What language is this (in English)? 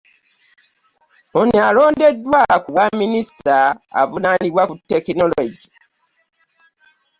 Ganda